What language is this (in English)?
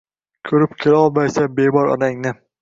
Uzbek